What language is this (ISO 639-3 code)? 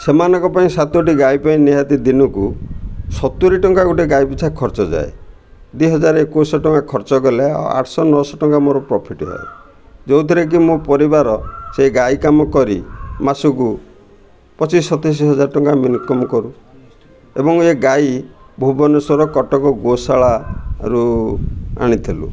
ori